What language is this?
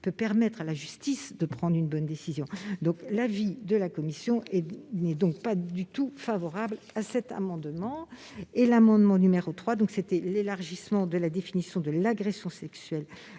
French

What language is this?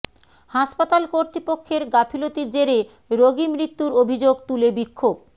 Bangla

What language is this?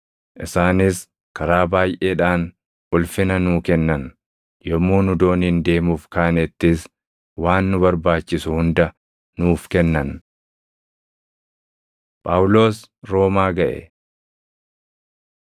Oromo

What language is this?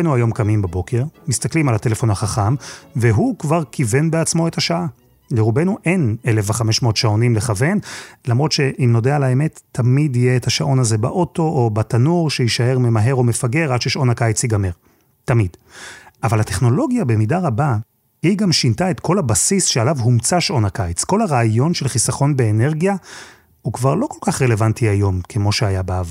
Hebrew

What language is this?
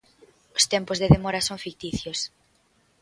Galician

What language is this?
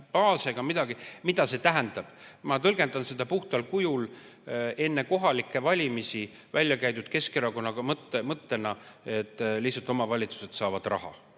Estonian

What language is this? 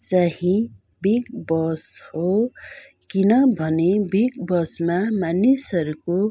Nepali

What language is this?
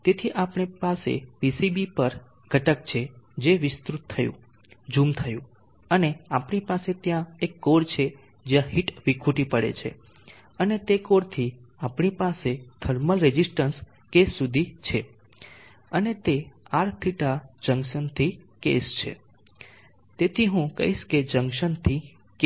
Gujarati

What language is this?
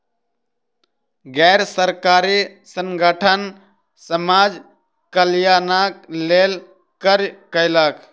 Maithili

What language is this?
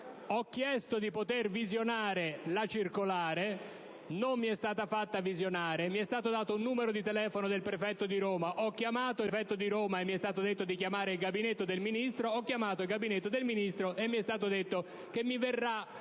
Italian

